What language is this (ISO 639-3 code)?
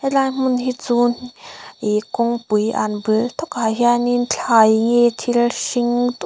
lus